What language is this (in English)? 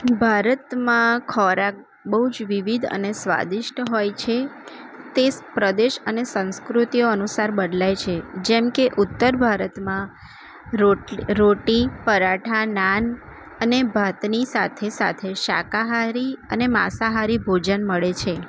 Gujarati